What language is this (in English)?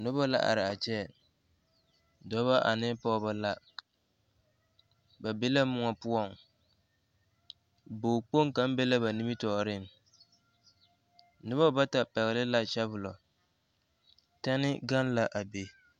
Southern Dagaare